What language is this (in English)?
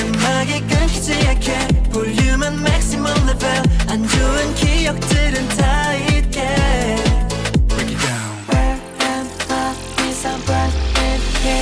English